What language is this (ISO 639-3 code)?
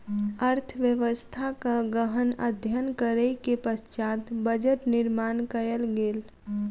mai